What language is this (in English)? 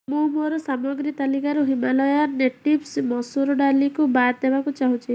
Odia